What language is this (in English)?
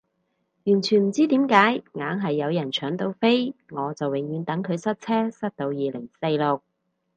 Cantonese